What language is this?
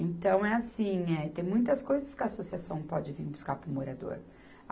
Portuguese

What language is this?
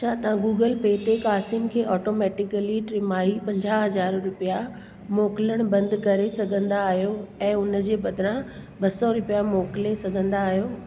Sindhi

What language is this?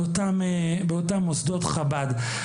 Hebrew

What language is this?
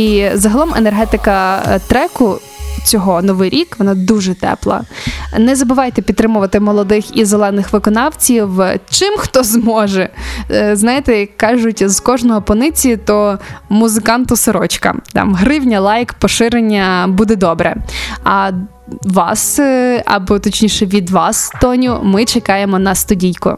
Ukrainian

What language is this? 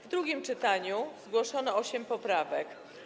Polish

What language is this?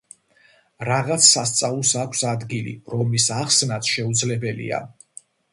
Georgian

